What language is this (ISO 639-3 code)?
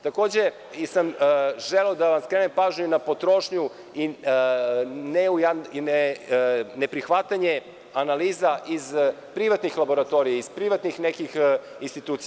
srp